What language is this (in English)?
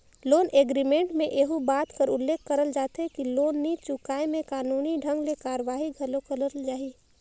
Chhattisgarhi